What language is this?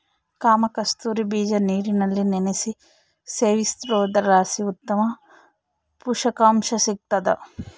Kannada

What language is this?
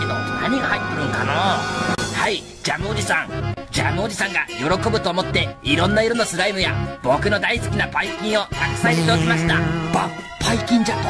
Japanese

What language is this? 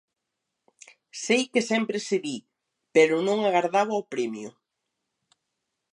Galician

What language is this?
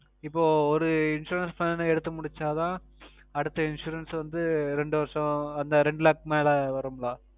Tamil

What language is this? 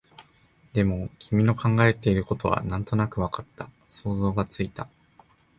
Japanese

